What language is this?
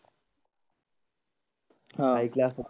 Marathi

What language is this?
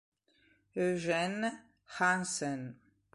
Italian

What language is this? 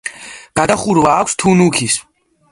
Georgian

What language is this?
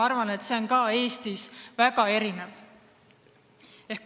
Estonian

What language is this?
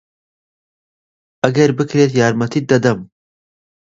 Central Kurdish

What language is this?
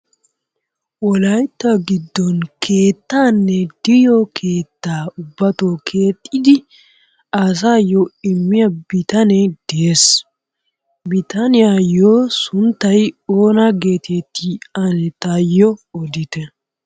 Wolaytta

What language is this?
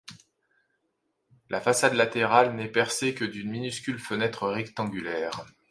French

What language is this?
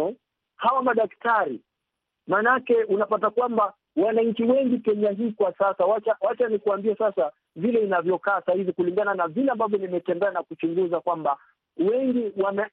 Swahili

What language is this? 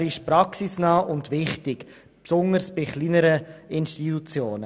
Swiss German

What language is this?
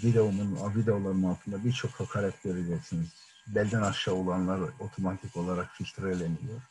Turkish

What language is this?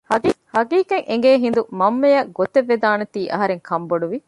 Divehi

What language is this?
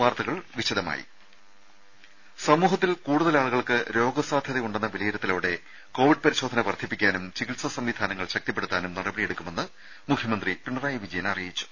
Malayalam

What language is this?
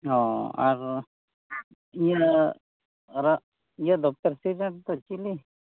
Santali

